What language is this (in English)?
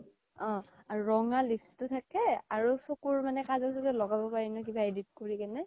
Assamese